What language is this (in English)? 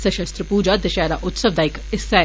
Dogri